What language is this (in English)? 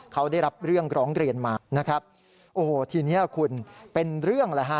Thai